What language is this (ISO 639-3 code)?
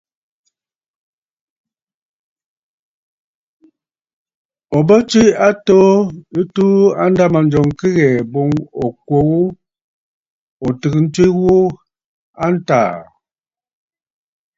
bfd